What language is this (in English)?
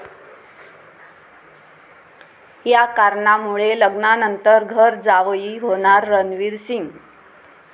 Marathi